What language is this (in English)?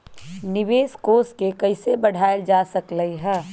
Magahi